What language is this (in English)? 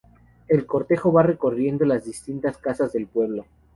Spanish